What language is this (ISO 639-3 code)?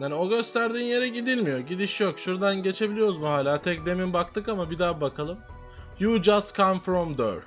tur